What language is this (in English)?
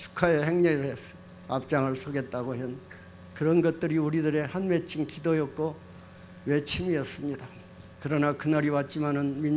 Korean